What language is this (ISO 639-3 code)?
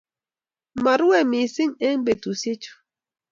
kln